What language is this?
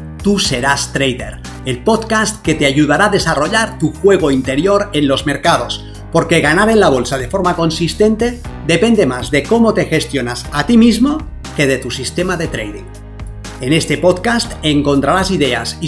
Spanish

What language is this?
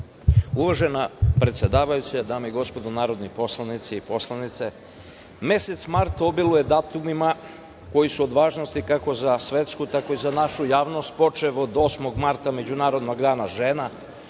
Serbian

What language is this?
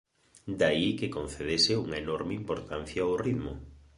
Galician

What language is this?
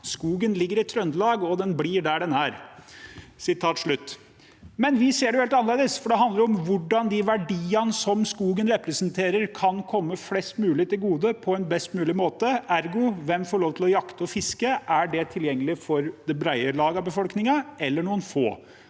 Norwegian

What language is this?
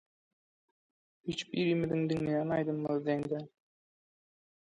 Turkmen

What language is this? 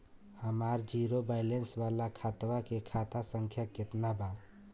Bhojpuri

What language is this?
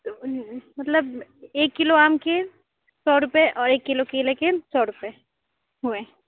Urdu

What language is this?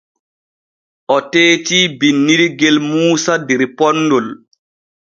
Borgu Fulfulde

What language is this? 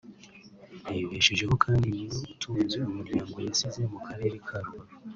Kinyarwanda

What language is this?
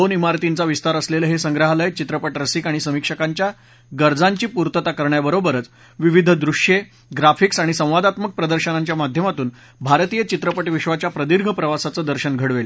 Marathi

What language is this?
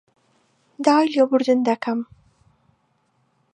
Central Kurdish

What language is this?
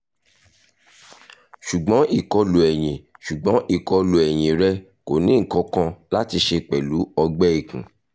Yoruba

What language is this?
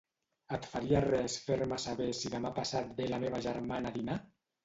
Catalan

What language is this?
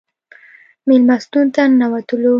Pashto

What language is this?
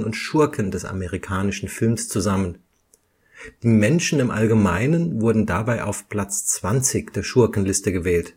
German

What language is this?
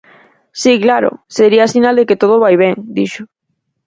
Galician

